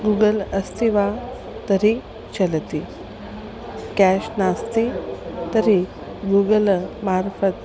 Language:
Sanskrit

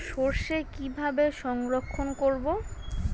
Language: Bangla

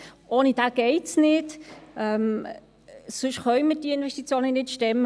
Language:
Swiss German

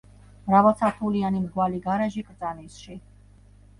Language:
Georgian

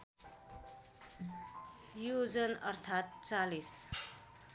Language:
Nepali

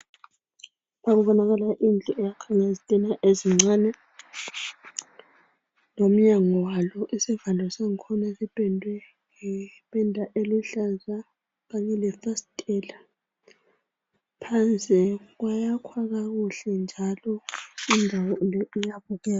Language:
North Ndebele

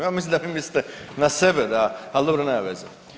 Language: Croatian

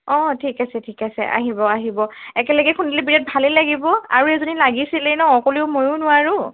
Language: Assamese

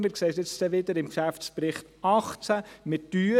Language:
Swiss German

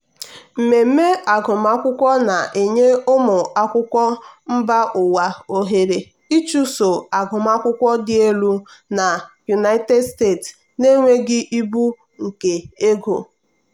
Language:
Igbo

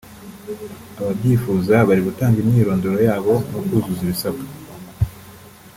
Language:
Kinyarwanda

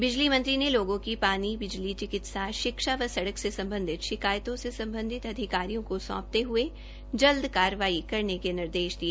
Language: Hindi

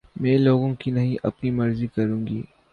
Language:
Urdu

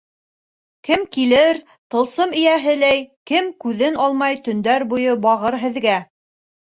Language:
Bashkir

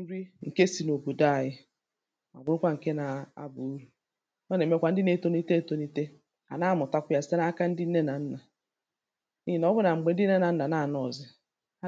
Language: Igbo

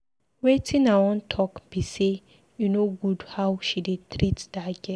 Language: Nigerian Pidgin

